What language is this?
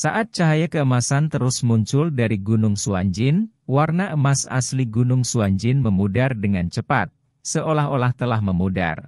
Indonesian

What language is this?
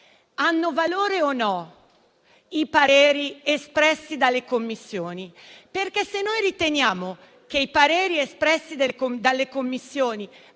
Italian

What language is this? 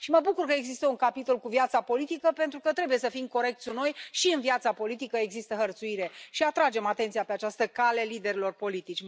Romanian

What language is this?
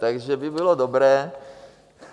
Czech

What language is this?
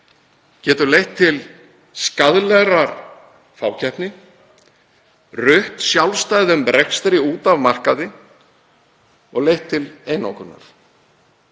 Icelandic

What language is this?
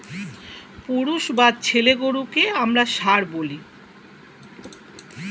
Bangla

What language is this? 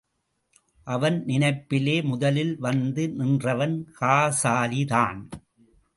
Tamil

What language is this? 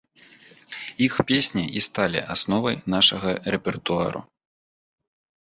Belarusian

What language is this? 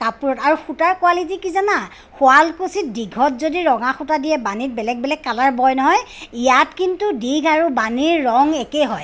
Assamese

